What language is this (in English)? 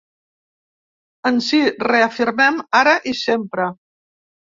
Catalan